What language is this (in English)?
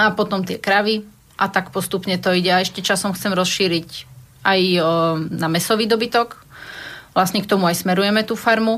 Slovak